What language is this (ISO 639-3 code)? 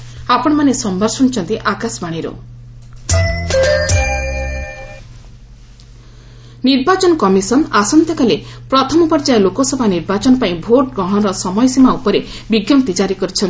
ori